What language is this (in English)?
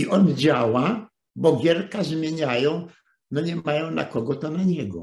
Polish